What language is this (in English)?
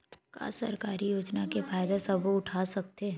Chhattisgarhi